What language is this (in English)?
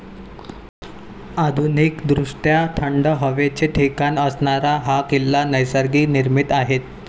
Marathi